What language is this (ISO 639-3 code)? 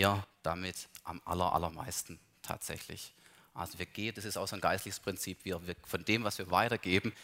deu